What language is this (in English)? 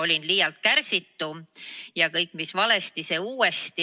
Estonian